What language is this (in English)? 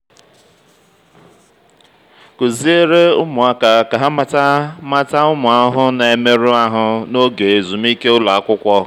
Igbo